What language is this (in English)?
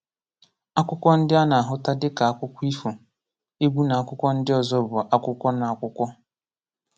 Igbo